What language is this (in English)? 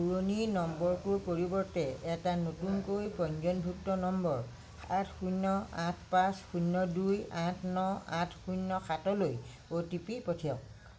Assamese